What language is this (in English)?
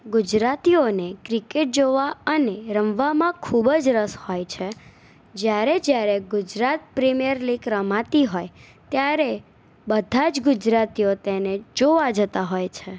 Gujarati